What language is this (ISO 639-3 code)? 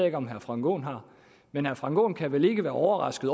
dan